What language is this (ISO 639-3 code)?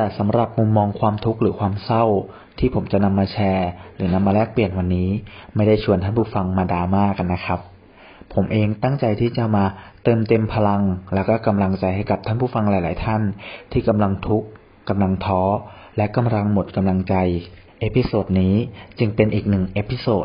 tha